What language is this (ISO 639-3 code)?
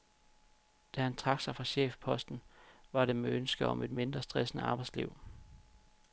dan